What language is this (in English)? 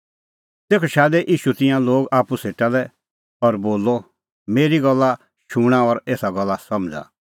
Kullu Pahari